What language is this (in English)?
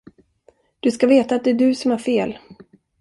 Swedish